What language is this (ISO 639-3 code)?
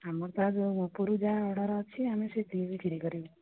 ori